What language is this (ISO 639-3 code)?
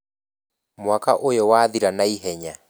kik